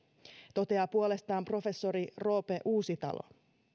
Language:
Finnish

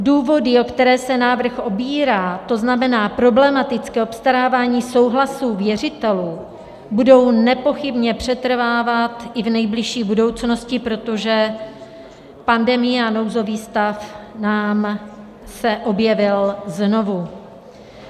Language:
Czech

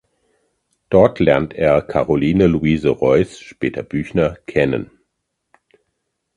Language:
German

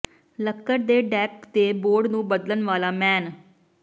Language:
Punjabi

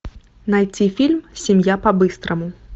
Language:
Russian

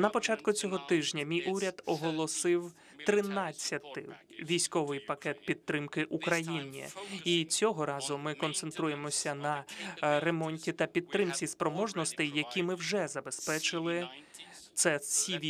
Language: Ukrainian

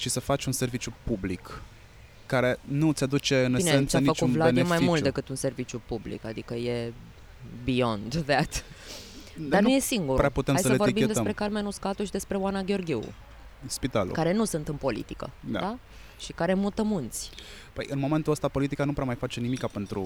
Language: Romanian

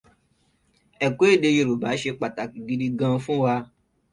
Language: Yoruba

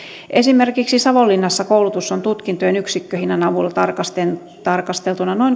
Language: Finnish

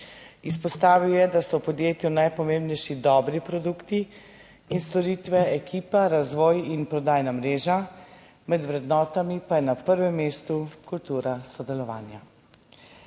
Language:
Slovenian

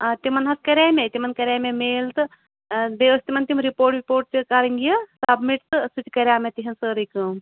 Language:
Kashmiri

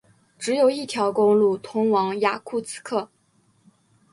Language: Chinese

